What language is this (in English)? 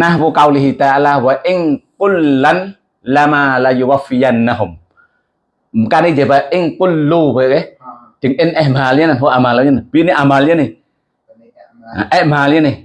Indonesian